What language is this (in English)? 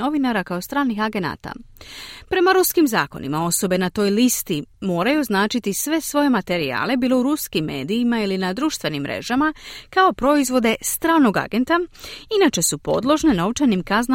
Croatian